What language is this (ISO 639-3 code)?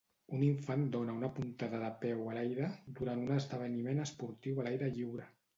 cat